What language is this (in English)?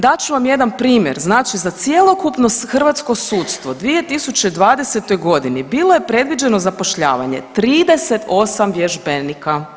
Croatian